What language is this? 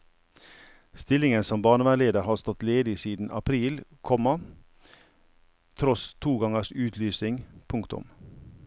Norwegian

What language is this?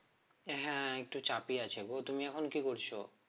Bangla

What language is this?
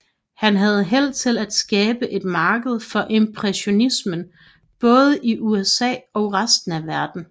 Danish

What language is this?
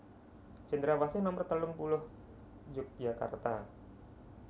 Javanese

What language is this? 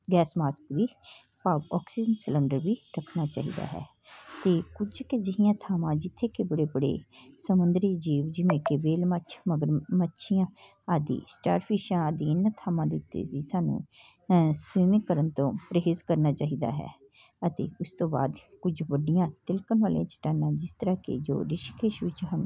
Punjabi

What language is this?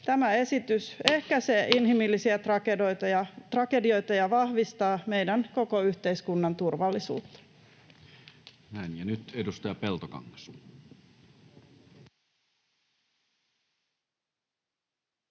Finnish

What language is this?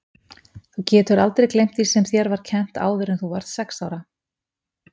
Icelandic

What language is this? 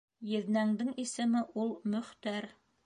Bashkir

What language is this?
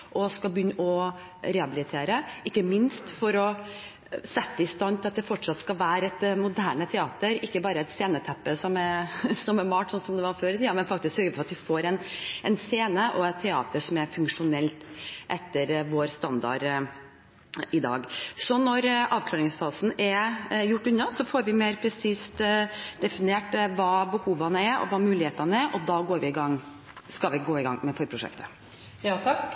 Norwegian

